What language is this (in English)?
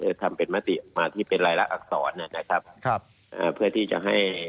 Thai